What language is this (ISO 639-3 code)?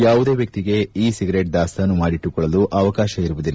kan